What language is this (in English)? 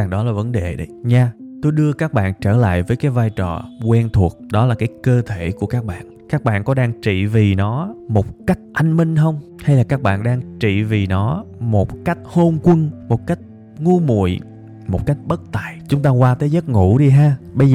Vietnamese